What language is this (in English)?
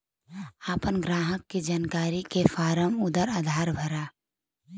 Bhojpuri